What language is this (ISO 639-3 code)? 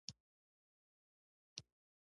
pus